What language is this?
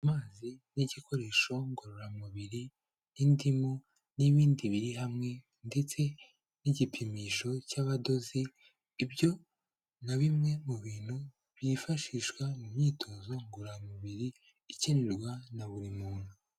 Kinyarwanda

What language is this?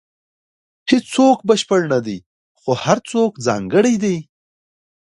Pashto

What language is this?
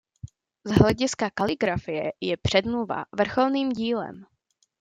Czech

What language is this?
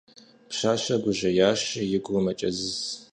Kabardian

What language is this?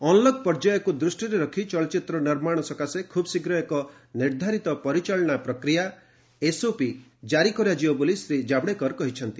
Odia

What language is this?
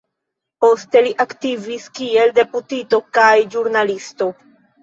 Esperanto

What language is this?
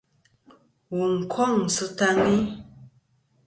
Kom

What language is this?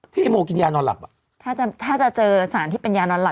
Thai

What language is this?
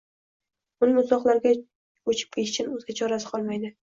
Uzbek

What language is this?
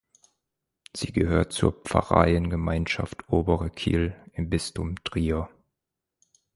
German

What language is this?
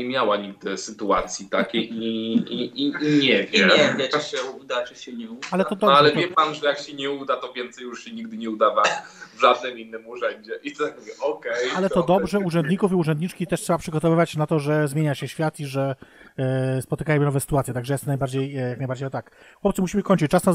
Polish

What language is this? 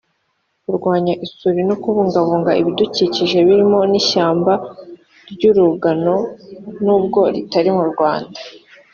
Kinyarwanda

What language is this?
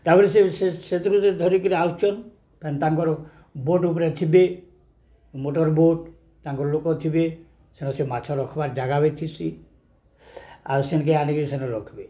Odia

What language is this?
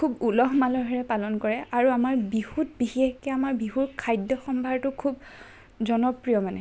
Assamese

